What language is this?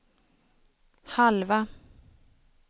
Swedish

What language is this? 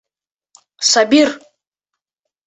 Bashkir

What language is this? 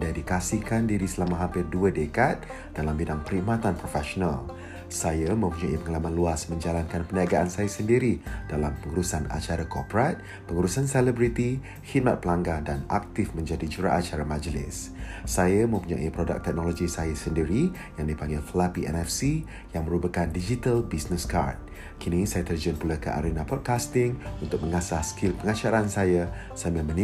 Malay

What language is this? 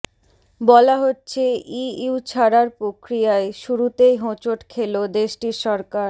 Bangla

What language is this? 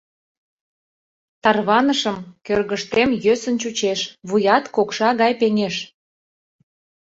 Mari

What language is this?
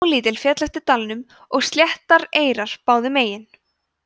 Icelandic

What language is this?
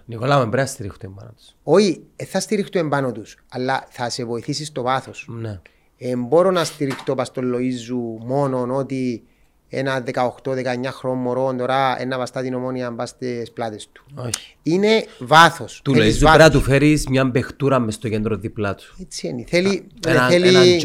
Greek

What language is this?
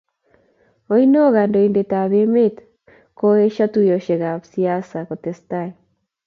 Kalenjin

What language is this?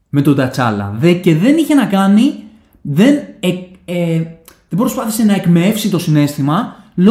Greek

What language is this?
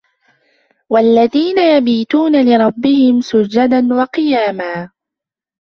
Arabic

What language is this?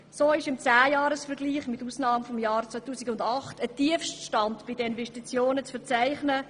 Swiss German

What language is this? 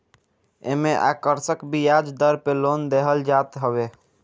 Bhojpuri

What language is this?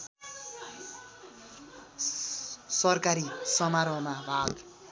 Nepali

